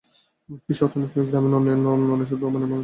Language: Bangla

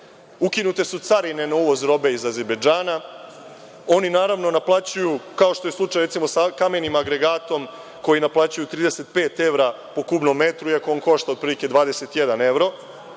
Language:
Serbian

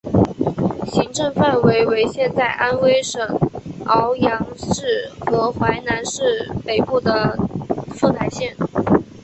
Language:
Chinese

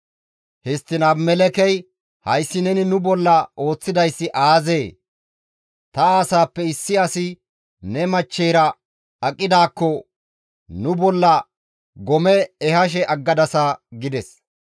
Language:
Gamo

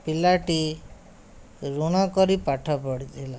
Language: Odia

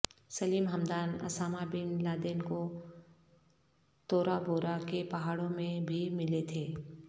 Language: Urdu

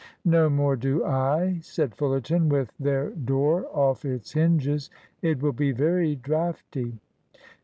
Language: English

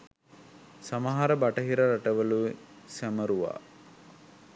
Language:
Sinhala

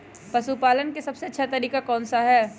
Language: Magahi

